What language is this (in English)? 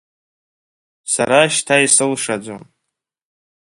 Abkhazian